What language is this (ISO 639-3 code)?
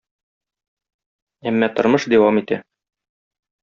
tat